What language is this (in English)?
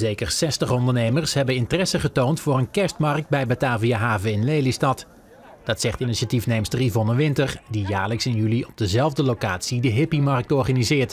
Dutch